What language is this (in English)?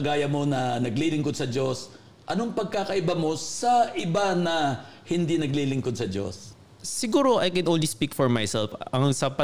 Filipino